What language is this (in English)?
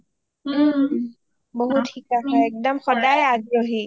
Assamese